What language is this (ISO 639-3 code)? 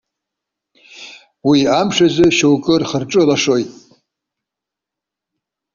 abk